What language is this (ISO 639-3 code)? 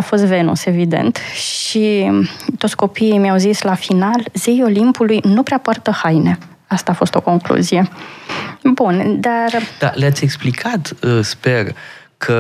ron